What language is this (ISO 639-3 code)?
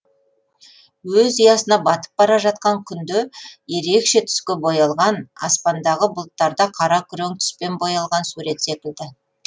kaz